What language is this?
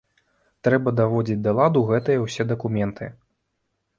Belarusian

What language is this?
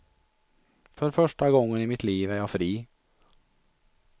Swedish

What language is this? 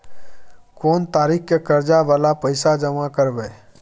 Maithili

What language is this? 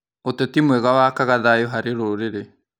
Kikuyu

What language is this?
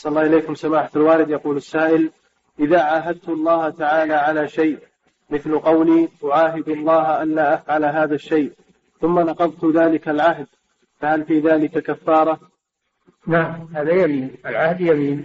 Arabic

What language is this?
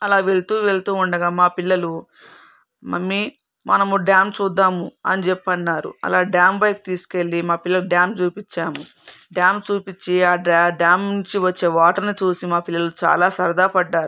Telugu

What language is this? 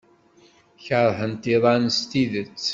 Kabyle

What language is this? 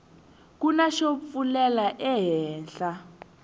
Tsonga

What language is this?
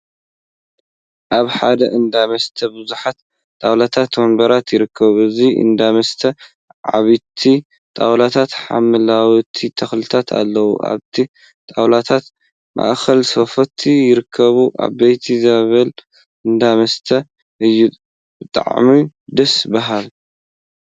Tigrinya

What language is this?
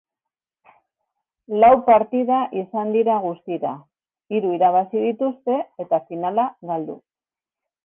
Basque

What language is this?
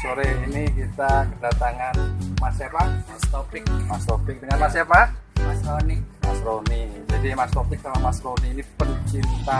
Indonesian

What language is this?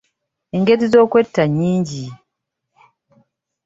Ganda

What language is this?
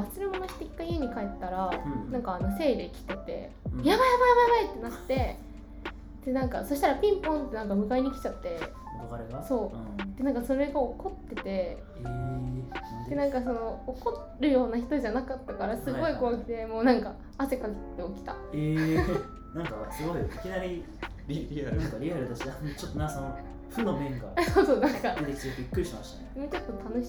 Japanese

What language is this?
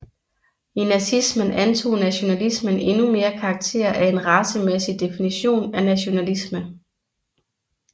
Danish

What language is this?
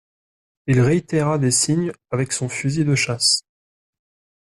French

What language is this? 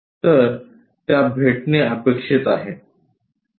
Marathi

